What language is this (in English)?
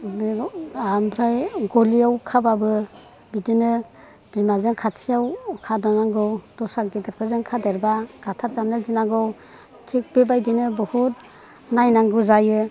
Bodo